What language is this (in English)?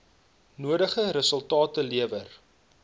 Afrikaans